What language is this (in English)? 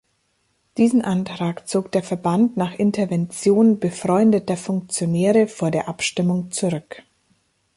German